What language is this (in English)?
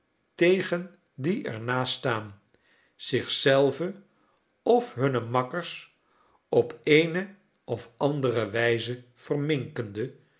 Dutch